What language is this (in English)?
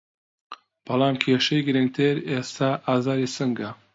Central Kurdish